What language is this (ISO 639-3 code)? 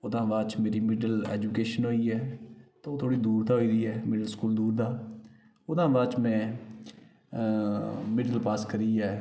doi